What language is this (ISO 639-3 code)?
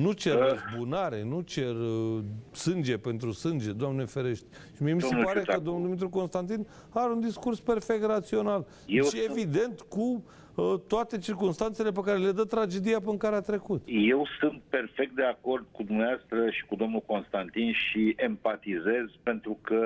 ron